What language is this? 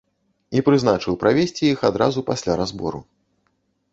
Belarusian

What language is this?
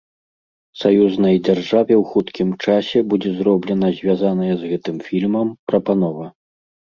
Belarusian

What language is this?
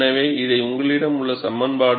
Tamil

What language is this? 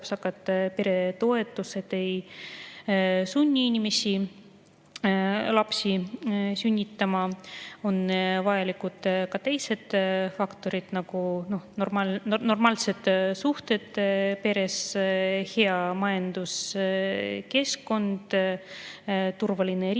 Estonian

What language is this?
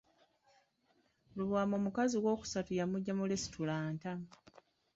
Ganda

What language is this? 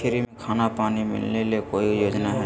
Magahi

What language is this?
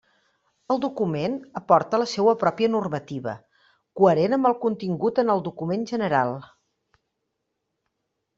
Catalan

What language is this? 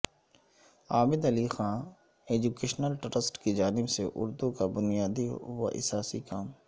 Urdu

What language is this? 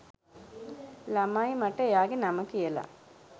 Sinhala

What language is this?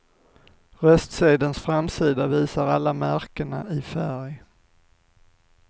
Swedish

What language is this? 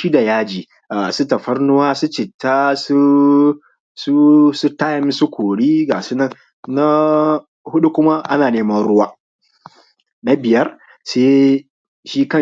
Hausa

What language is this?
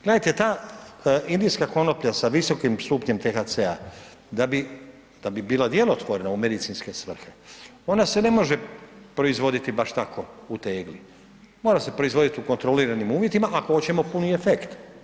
Croatian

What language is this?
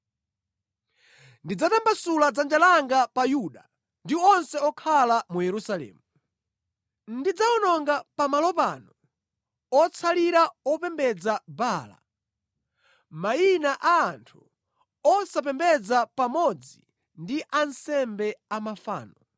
Nyanja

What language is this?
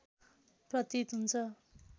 Nepali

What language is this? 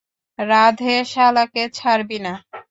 Bangla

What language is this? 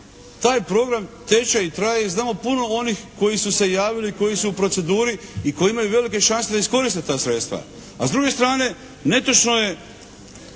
Croatian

